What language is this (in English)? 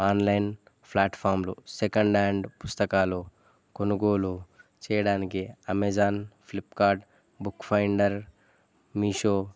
Telugu